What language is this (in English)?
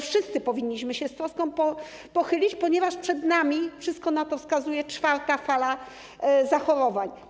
Polish